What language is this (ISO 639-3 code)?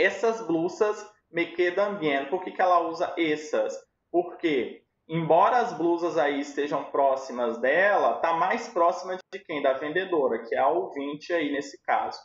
por